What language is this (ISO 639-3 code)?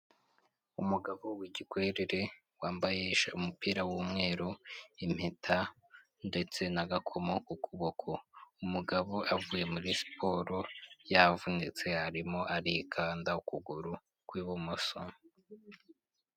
kin